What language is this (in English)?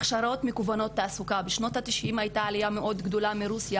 Hebrew